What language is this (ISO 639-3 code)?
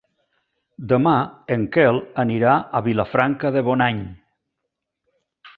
cat